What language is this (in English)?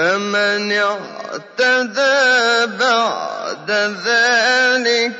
Arabic